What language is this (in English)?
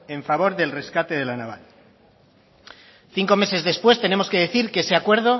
Spanish